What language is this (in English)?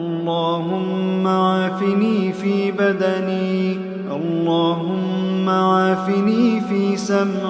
Arabic